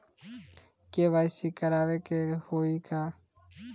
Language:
Bhojpuri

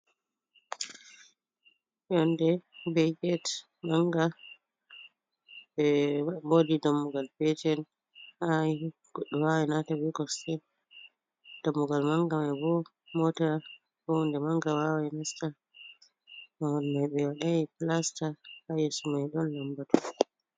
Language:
Fula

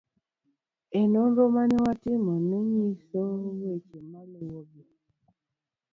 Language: Luo (Kenya and Tanzania)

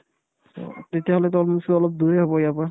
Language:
Assamese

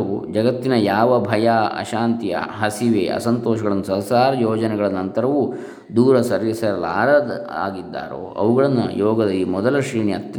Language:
Kannada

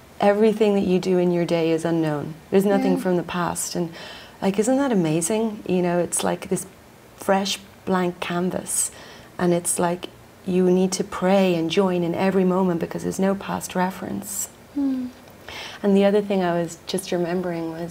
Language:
English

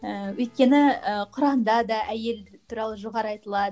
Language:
Kazakh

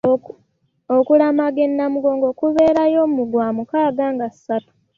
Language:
Ganda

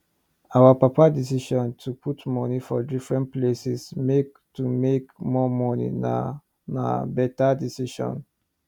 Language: Nigerian Pidgin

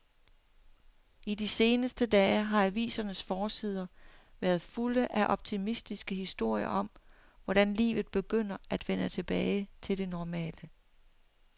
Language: Danish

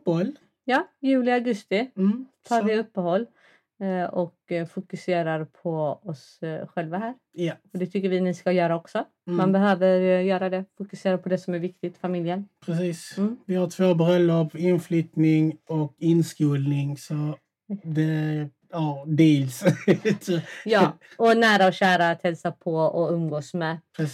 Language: Swedish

